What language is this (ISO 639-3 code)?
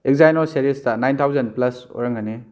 mni